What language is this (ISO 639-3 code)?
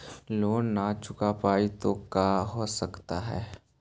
mag